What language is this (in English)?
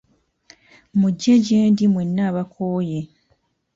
Ganda